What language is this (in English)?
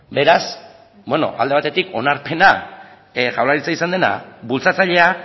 Basque